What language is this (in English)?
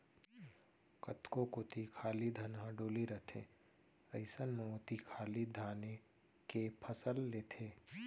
Chhattisgarhi